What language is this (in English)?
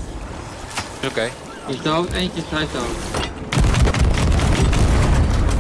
Dutch